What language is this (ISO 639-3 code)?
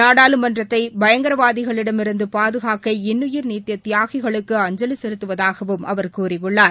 tam